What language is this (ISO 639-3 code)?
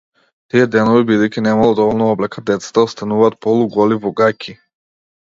mkd